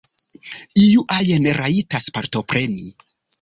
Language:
Esperanto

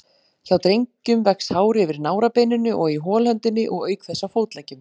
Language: Icelandic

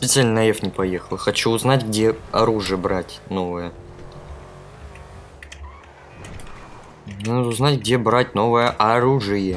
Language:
Russian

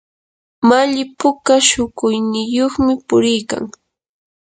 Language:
Yanahuanca Pasco Quechua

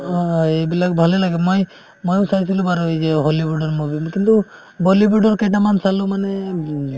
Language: Assamese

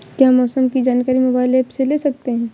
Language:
Hindi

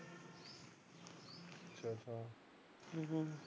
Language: Punjabi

